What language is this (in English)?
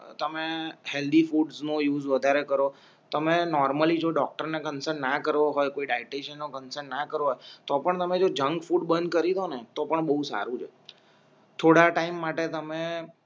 Gujarati